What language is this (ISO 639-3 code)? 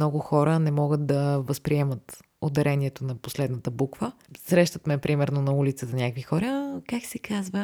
bul